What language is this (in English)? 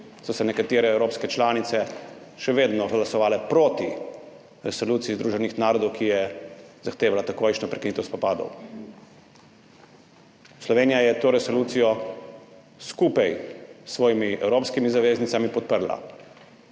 Slovenian